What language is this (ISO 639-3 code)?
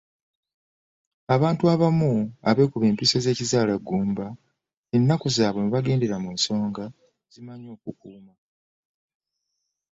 lug